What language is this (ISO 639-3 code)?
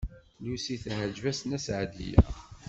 kab